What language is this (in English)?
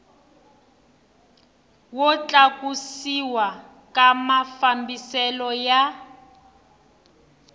Tsonga